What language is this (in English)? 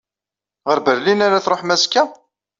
Kabyle